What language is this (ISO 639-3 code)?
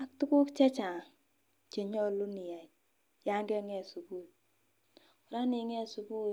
kln